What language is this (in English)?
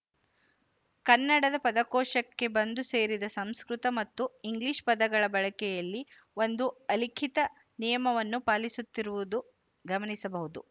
Kannada